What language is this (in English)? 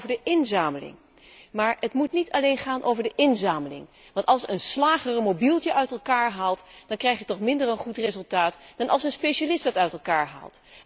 Dutch